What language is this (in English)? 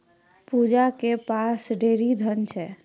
Maithili